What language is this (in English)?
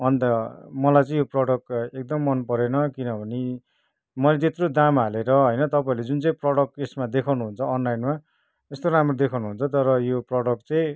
Nepali